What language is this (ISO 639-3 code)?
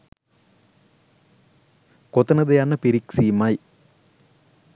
sin